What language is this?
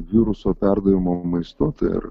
Lithuanian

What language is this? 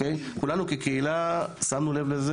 Hebrew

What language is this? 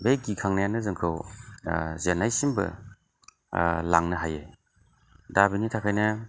Bodo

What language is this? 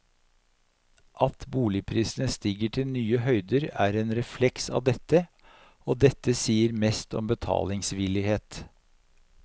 Norwegian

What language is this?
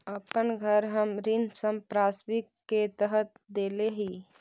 Magahi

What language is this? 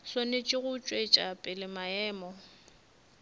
Northern Sotho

